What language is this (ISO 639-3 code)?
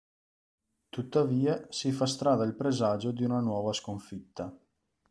ita